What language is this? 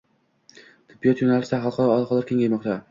Uzbek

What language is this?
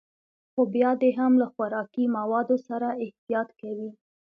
Pashto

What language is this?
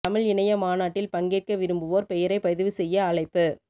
Tamil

